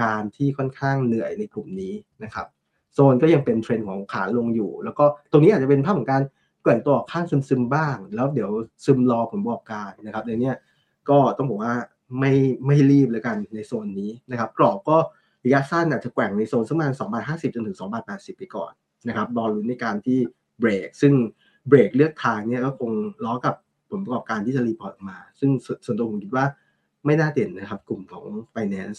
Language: Thai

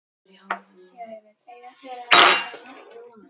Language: Icelandic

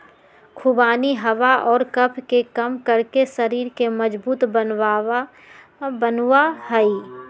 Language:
Magahi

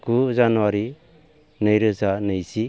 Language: Bodo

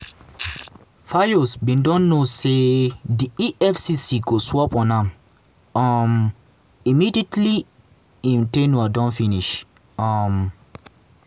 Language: Nigerian Pidgin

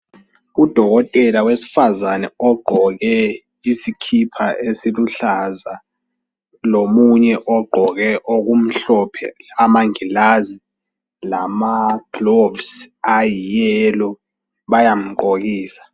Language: North Ndebele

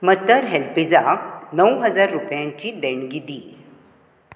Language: Konkani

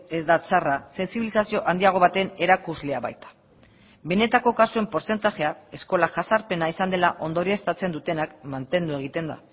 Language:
Basque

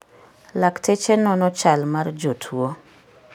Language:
Luo (Kenya and Tanzania)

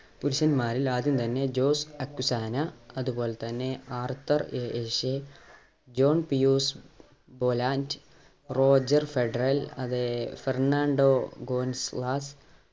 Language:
Malayalam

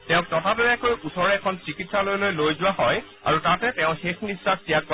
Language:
Assamese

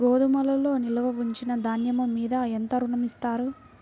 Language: Telugu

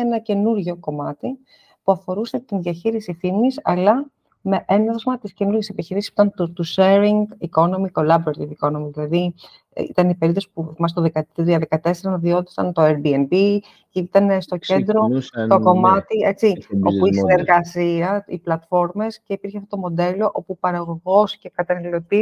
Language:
Greek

